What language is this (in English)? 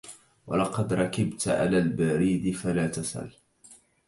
Arabic